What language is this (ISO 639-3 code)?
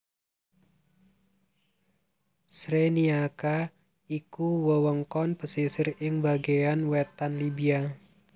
jav